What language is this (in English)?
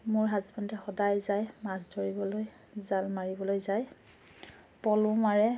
Assamese